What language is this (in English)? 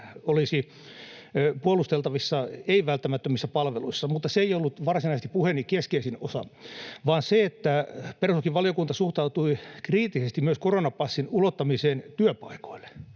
Finnish